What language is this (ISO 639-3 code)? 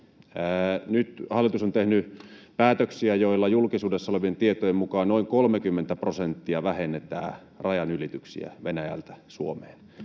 fin